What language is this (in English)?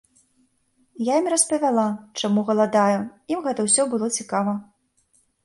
Belarusian